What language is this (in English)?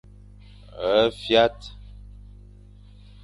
Fang